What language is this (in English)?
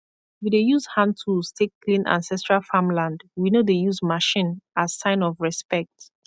Nigerian Pidgin